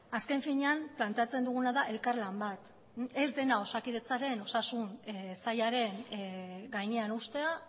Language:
Basque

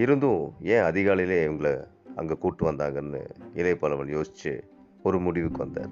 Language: Tamil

